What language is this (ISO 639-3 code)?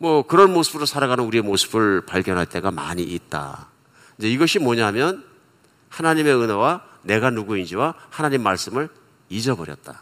kor